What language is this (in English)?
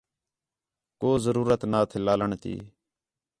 Khetrani